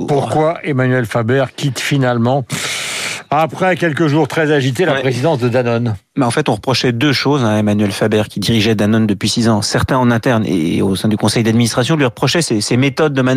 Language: French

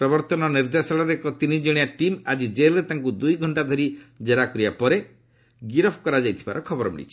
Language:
Odia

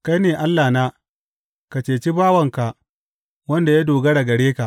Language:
Hausa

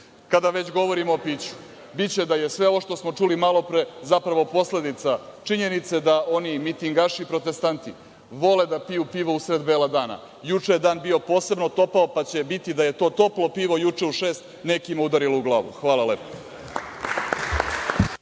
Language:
Serbian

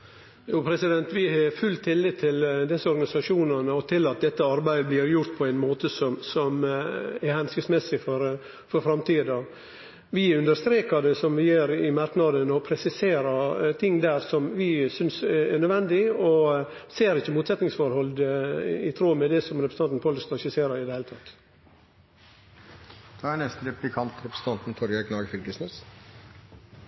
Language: Norwegian Nynorsk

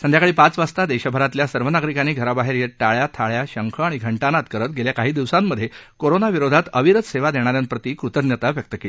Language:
Marathi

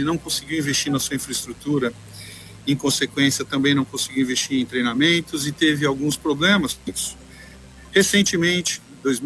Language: Portuguese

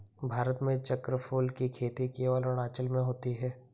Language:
Hindi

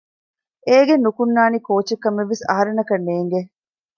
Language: Divehi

